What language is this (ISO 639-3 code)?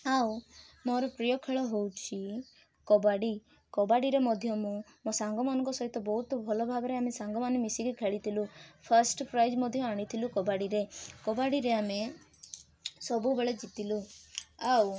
ori